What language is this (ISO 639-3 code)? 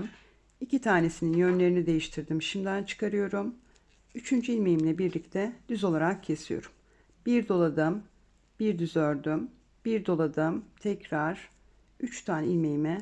tur